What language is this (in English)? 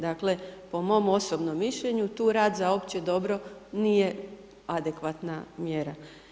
Croatian